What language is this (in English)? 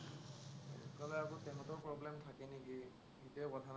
Assamese